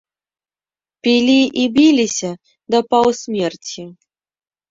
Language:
Belarusian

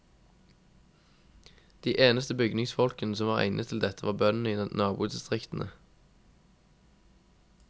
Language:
Norwegian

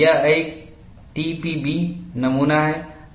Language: Hindi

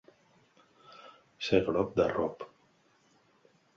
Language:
Catalan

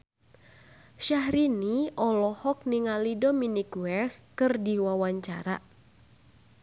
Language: Sundanese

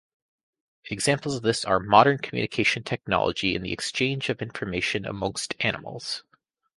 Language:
English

